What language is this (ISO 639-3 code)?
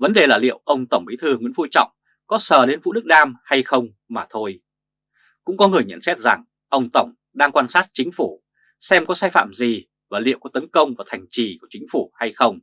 vie